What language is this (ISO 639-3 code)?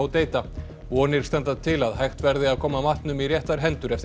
isl